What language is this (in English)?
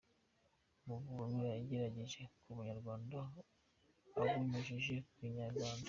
Kinyarwanda